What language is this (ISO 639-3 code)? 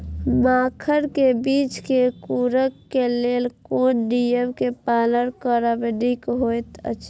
mai